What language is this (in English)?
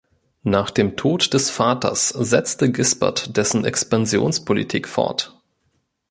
German